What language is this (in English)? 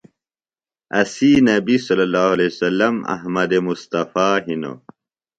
Phalura